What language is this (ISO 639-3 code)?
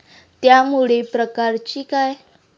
mar